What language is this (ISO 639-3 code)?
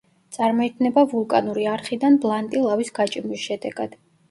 kat